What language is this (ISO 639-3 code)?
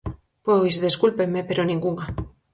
glg